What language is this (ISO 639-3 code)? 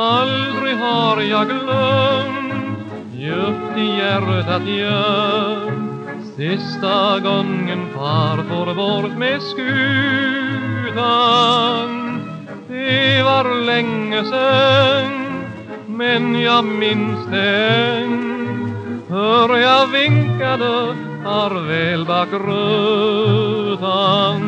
nor